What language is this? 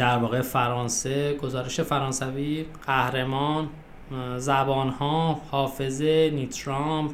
Persian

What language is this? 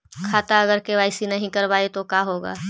Magahi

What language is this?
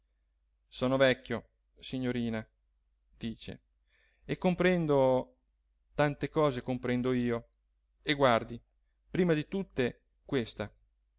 Italian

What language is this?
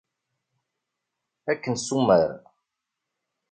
Kabyle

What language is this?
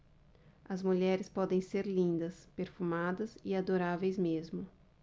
Portuguese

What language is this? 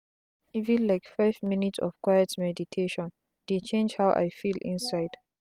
Nigerian Pidgin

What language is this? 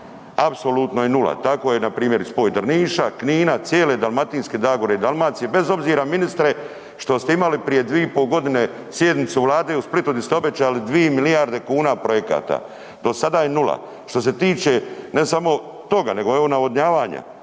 Croatian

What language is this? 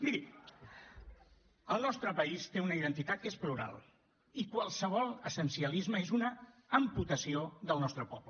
Catalan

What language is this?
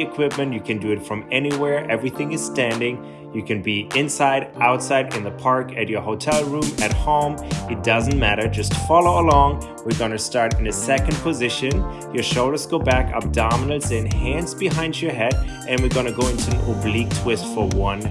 English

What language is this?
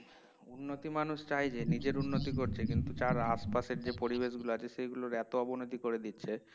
Bangla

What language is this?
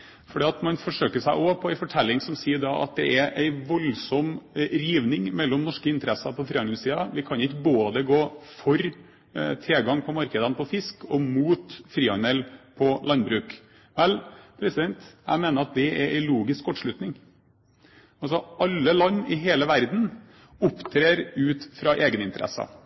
Norwegian Bokmål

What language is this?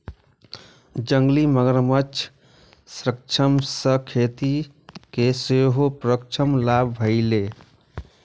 Maithili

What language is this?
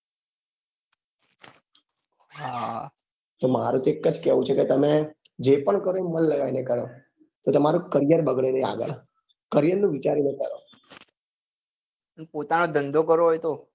Gujarati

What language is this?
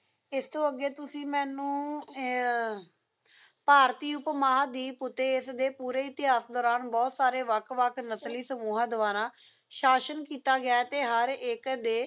Punjabi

